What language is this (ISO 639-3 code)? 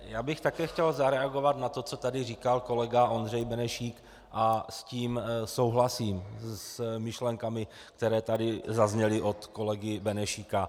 ces